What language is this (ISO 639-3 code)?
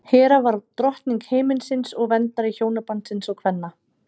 isl